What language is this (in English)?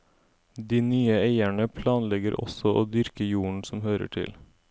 Norwegian